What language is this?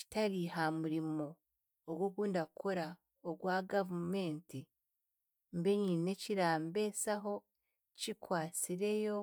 Chiga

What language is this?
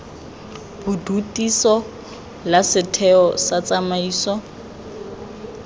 Tswana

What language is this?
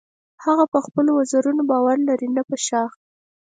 Pashto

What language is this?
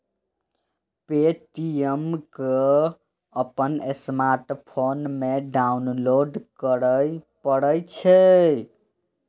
Maithili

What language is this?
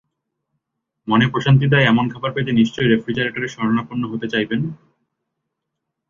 Bangla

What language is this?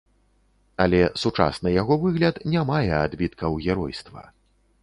Belarusian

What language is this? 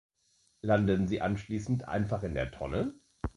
German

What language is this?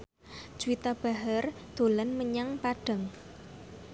Javanese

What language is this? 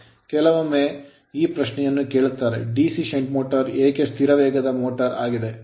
Kannada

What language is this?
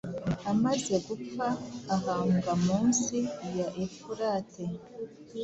Kinyarwanda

